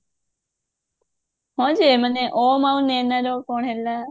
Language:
Odia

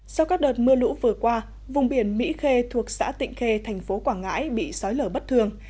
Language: Vietnamese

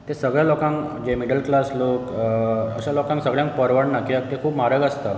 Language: Konkani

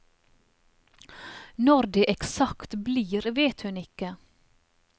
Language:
Norwegian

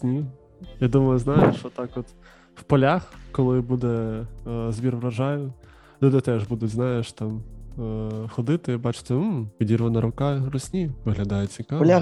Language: Ukrainian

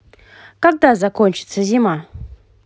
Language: Russian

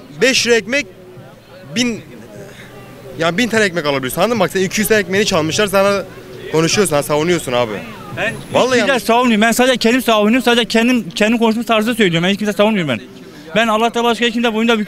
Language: Turkish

